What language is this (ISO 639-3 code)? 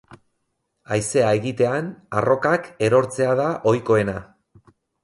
eus